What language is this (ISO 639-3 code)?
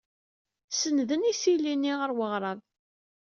kab